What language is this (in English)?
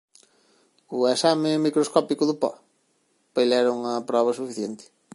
Galician